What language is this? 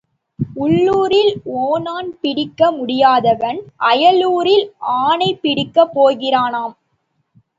Tamil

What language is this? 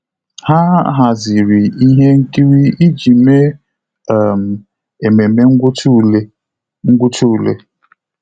Igbo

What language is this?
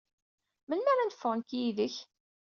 Kabyle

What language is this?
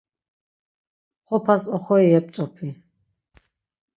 Laz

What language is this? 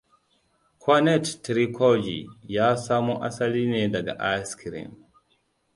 Hausa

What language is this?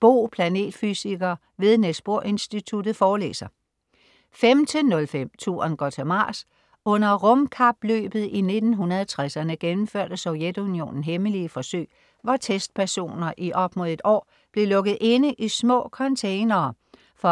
Danish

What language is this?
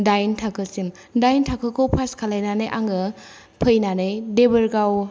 Bodo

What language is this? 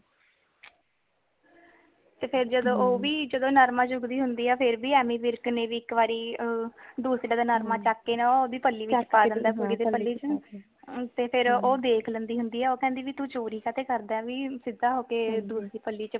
Punjabi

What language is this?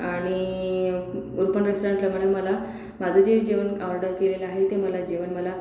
Marathi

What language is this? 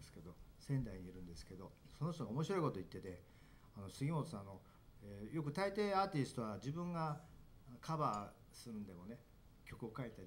Japanese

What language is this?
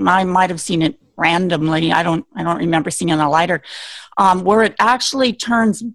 English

